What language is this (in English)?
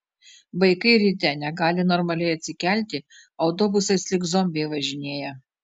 Lithuanian